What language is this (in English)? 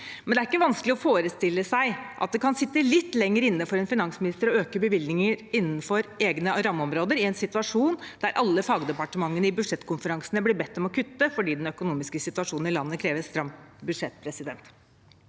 Norwegian